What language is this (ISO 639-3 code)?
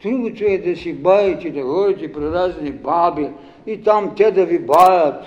bul